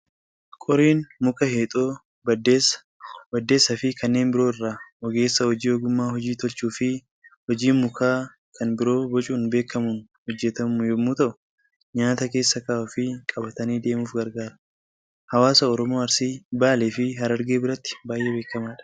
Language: Oromo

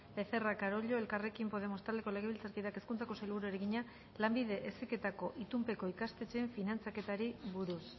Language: Basque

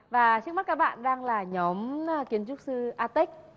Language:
Vietnamese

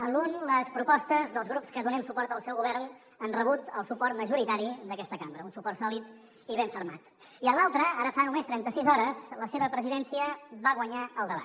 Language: Catalan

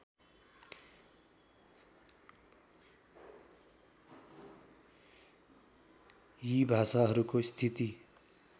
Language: Nepali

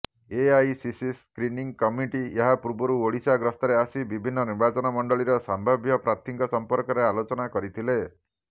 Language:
Odia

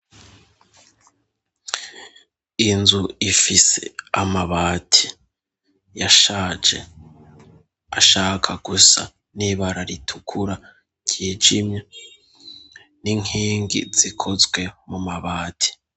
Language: Rundi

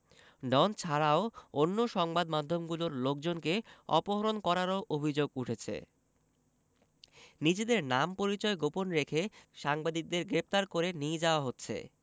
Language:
Bangla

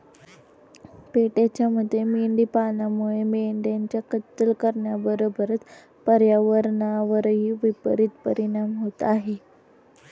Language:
Marathi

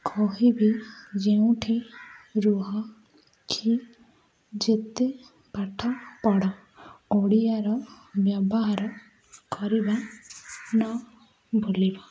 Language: Odia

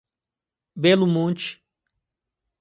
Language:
Portuguese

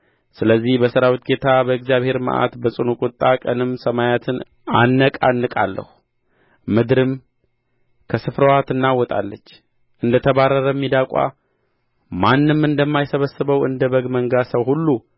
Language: Amharic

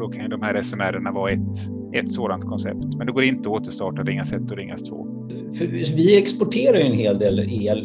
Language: Swedish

